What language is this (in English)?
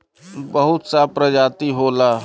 Bhojpuri